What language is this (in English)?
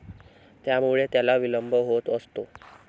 Marathi